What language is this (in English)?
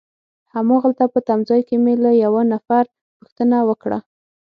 Pashto